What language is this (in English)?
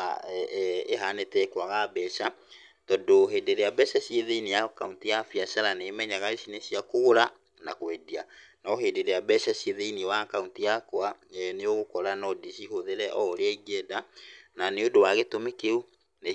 Kikuyu